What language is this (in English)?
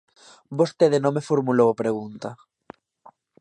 Galician